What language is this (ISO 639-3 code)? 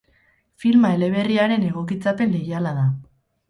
eus